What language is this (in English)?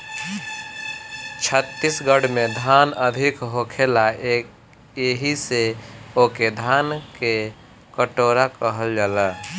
Bhojpuri